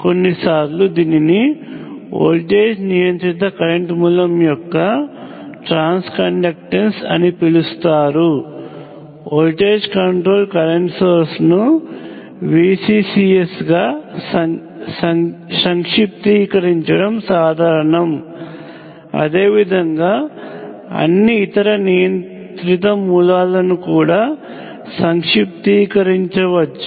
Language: Telugu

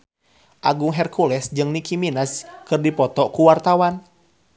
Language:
Sundanese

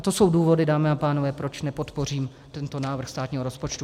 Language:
Czech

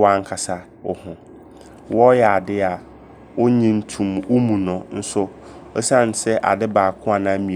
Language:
Abron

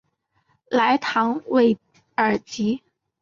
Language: Chinese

